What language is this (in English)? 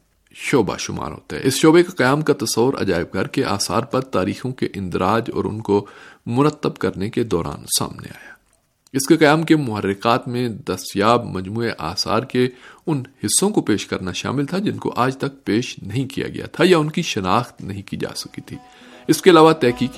Urdu